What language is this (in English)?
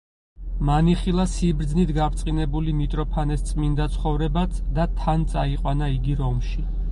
Georgian